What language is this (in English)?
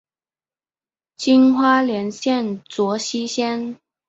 Chinese